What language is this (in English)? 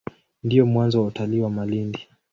Swahili